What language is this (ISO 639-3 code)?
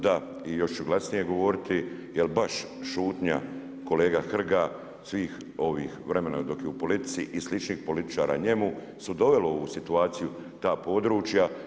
hrv